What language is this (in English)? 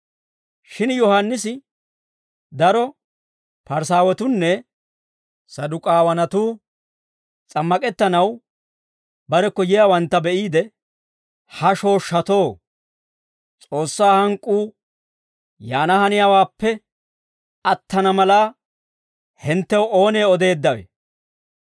Dawro